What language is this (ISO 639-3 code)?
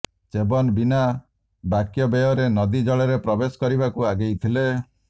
ori